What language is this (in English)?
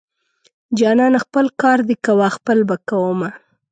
Pashto